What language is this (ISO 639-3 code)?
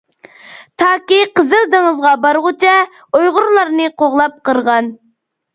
uig